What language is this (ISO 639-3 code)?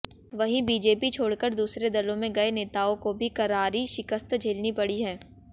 hin